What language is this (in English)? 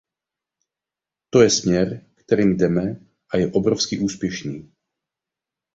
Czech